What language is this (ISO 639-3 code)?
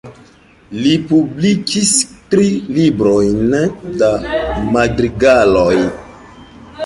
epo